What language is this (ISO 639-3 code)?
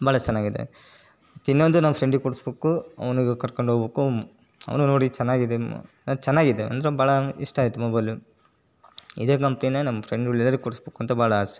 kan